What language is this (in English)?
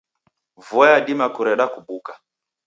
Taita